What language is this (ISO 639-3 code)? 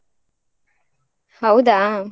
kan